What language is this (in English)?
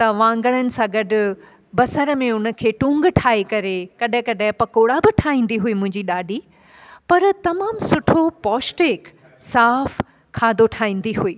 Sindhi